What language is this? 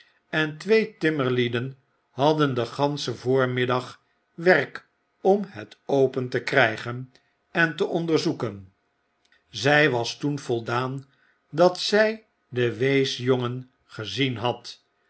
Dutch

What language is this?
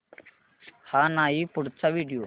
Marathi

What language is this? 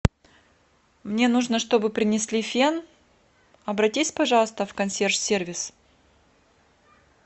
Russian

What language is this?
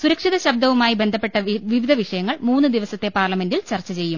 Malayalam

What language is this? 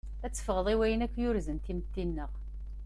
Kabyle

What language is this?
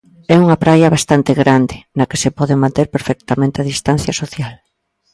Galician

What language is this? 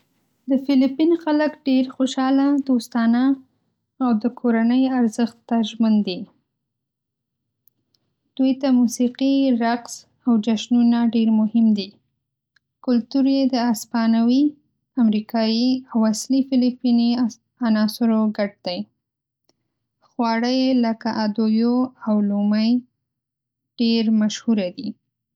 Pashto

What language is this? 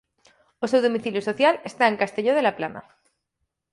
Galician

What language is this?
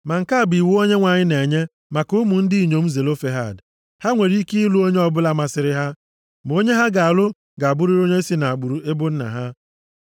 Igbo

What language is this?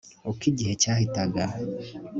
Kinyarwanda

